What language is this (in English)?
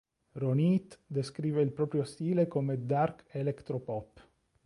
Italian